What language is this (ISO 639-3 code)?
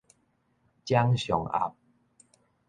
nan